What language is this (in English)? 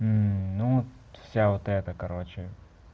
Russian